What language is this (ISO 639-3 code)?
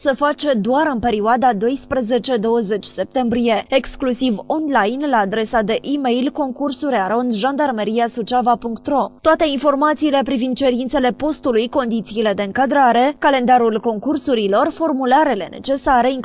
ron